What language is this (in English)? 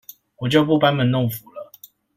Chinese